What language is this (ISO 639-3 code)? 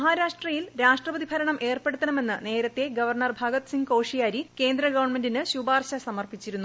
mal